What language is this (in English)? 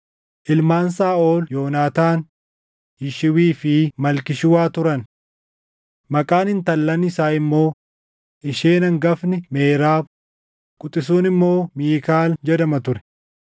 Oromo